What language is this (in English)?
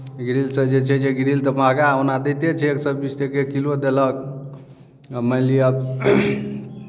Maithili